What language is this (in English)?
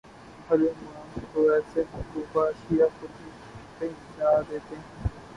Urdu